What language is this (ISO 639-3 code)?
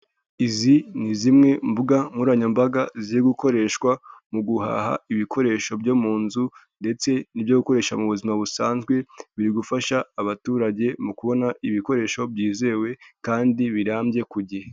kin